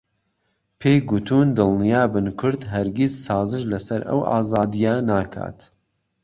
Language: Central Kurdish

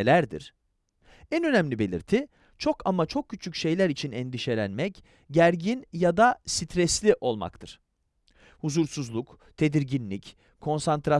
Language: Turkish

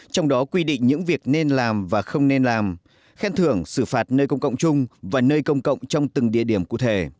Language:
Vietnamese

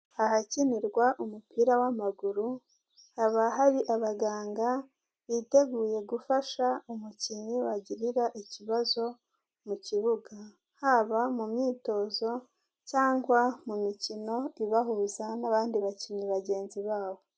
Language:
Kinyarwanda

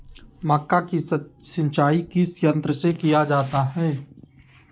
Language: Magahi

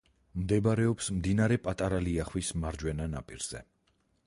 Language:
Georgian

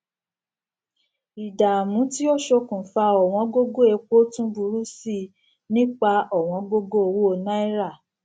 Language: Yoruba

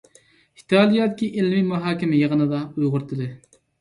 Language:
Uyghur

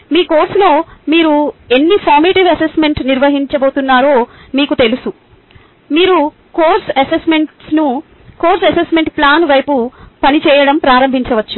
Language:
Telugu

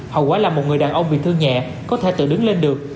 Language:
Vietnamese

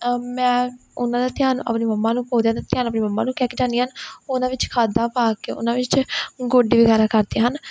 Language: Punjabi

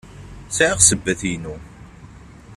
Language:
Kabyle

